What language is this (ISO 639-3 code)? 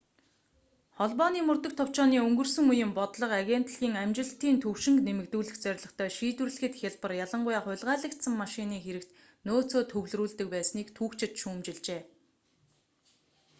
mon